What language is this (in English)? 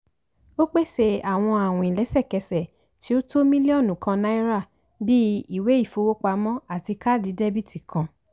Yoruba